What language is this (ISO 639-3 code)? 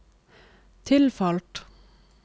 nor